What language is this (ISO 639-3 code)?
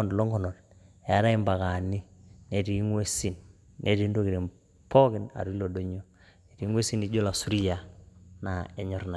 mas